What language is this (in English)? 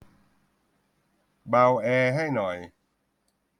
Thai